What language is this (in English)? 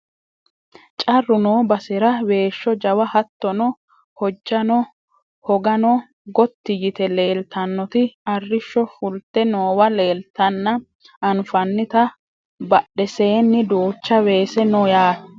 Sidamo